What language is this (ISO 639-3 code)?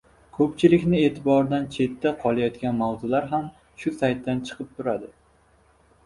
uzb